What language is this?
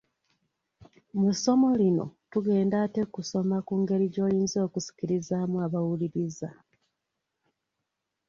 Ganda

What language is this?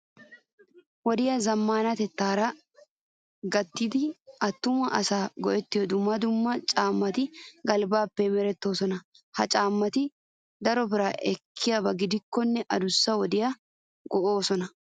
Wolaytta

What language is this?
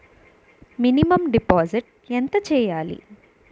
Telugu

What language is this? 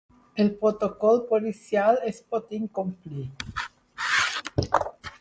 Catalan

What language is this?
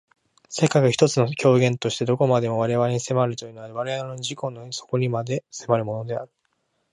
Japanese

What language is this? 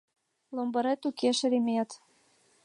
Mari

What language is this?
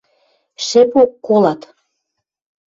Western Mari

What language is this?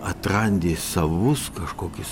Lithuanian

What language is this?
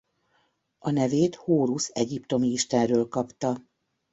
Hungarian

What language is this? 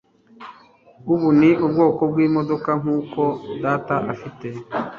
Kinyarwanda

